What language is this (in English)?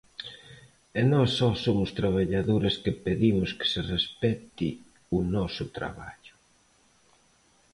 Galician